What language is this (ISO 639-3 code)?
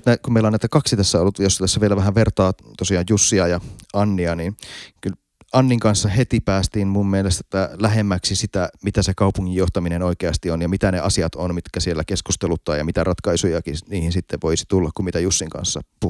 fin